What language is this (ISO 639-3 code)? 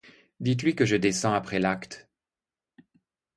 fra